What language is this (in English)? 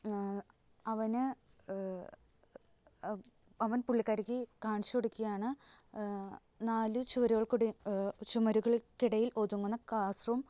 Malayalam